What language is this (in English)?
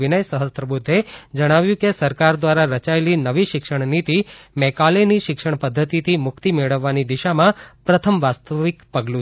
Gujarati